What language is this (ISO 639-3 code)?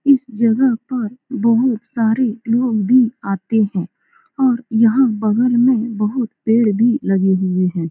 hin